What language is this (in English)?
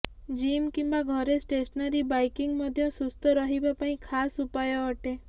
Odia